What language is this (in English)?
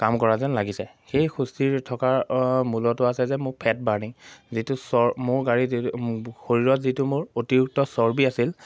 Assamese